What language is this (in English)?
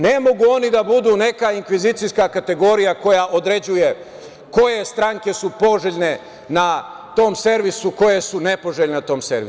Serbian